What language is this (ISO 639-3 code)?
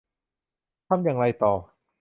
tha